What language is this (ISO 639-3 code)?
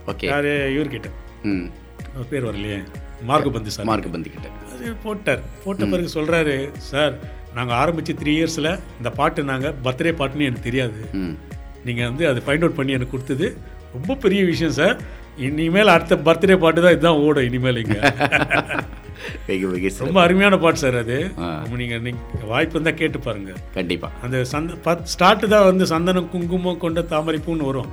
tam